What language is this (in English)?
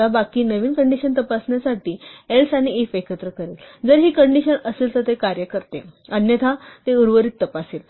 Marathi